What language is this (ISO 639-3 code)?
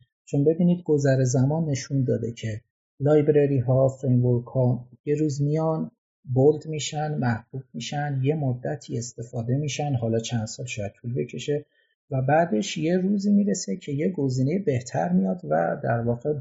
fas